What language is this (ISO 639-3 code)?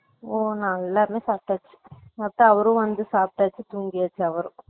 tam